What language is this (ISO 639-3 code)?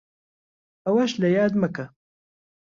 ckb